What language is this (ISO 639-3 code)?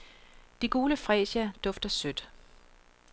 dan